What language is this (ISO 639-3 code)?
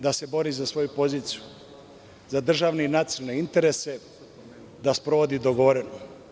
srp